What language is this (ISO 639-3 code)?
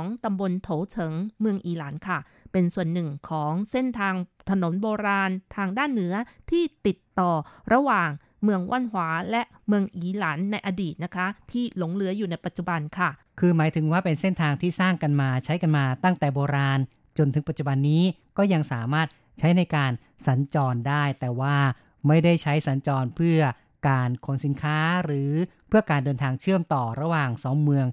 tha